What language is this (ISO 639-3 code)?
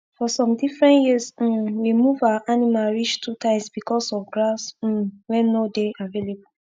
pcm